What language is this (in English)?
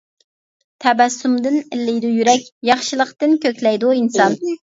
Uyghur